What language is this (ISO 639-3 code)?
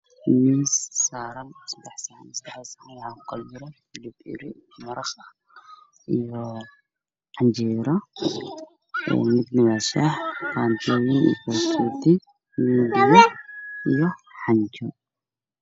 som